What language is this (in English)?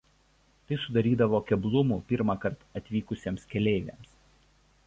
Lithuanian